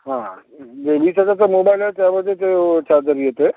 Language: Marathi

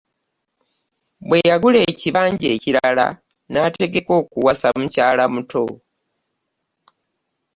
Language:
Ganda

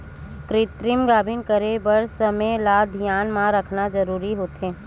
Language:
Chhattisgarhi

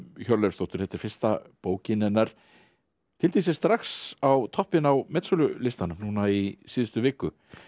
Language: Icelandic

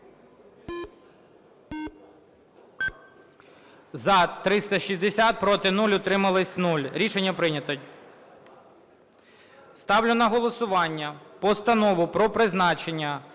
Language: Ukrainian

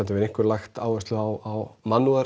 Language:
Icelandic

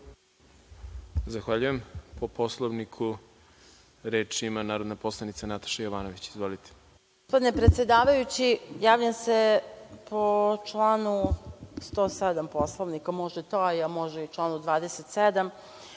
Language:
Serbian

